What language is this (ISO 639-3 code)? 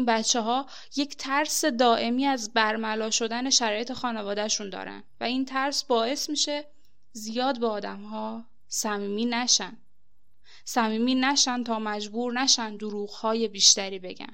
fas